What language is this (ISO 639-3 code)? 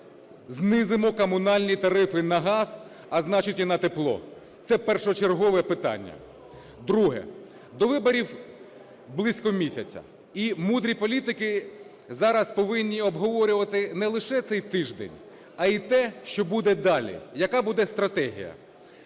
ukr